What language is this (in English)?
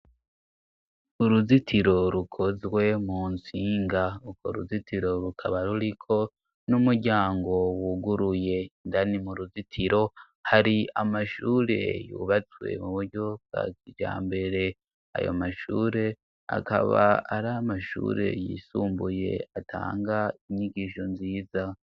Rundi